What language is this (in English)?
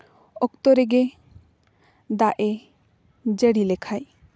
Santali